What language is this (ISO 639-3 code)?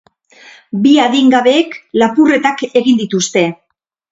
eus